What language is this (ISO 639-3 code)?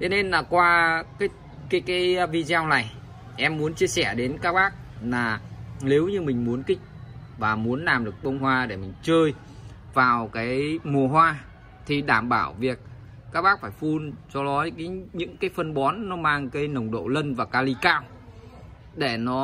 vie